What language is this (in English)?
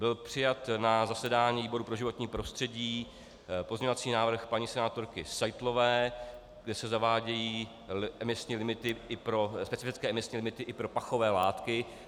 Czech